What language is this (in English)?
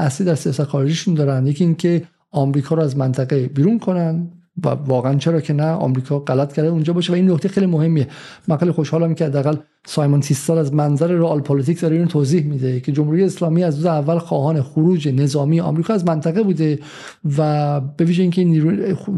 Persian